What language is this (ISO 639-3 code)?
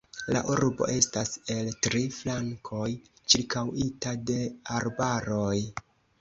epo